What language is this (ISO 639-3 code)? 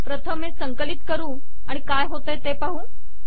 mar